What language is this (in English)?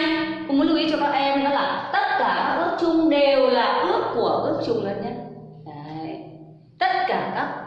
Vietnamese